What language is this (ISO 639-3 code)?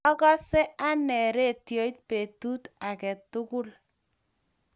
kln